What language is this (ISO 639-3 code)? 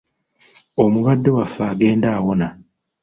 lug